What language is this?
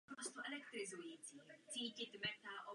Czech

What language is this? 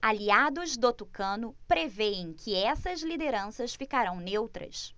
Portuguese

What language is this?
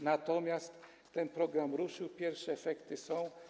Polish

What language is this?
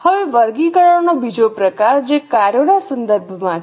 Gujarati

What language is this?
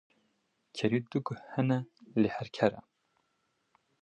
Kurdish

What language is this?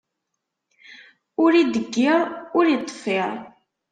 Kabyle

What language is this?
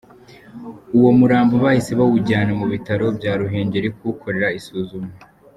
Kinyarwanda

